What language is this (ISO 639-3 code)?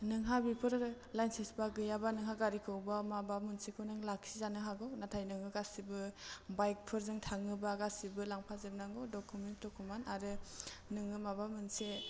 brx